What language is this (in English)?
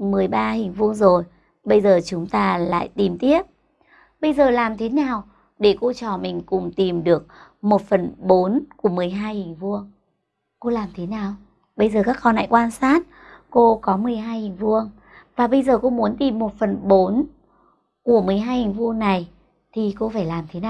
Vietnamese